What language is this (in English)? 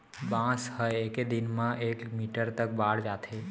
Chhattisgarhi